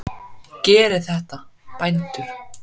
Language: Icelandic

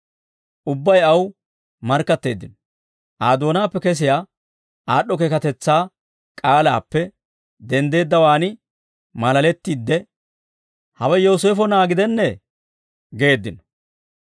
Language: Dawro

